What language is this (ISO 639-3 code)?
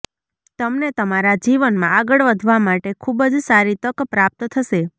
guj